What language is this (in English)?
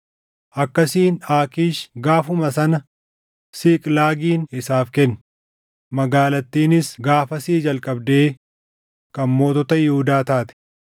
Oromo